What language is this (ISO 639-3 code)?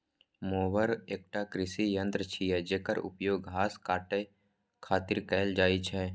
mai